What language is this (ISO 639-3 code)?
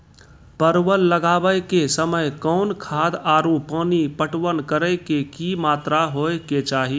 mai